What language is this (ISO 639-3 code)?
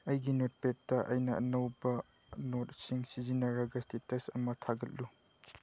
mni